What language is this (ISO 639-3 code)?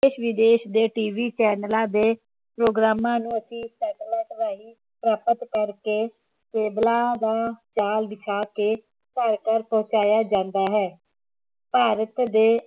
pan